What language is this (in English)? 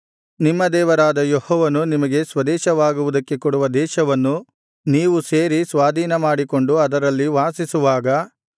Kannada